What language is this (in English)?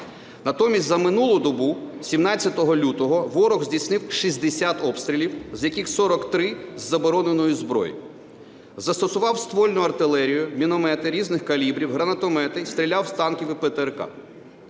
Ukrainian